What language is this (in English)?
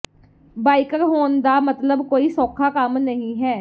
Punjabi